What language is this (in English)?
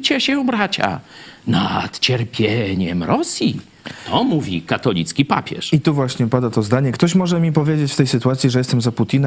Polish